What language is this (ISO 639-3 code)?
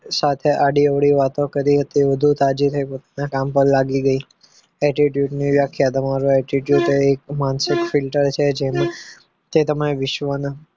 guj